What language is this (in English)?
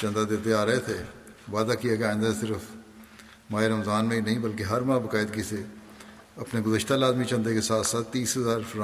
Urdu